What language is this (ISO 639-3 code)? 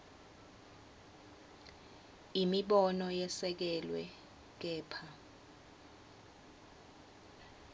ssw